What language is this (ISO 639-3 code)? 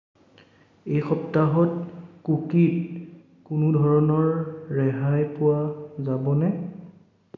asm